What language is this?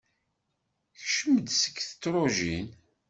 Kabyle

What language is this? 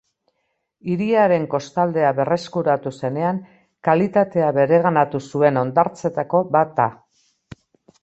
Basque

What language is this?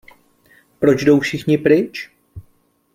Czech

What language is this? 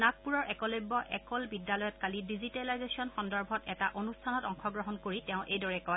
Assamese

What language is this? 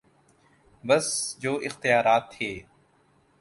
Urdu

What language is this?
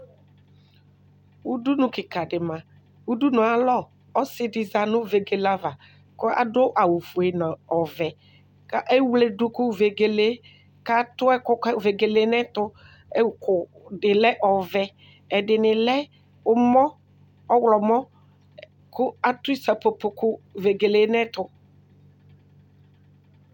Ikposo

